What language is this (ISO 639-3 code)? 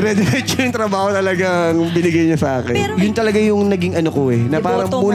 fil